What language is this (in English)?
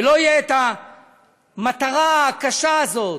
Hebrew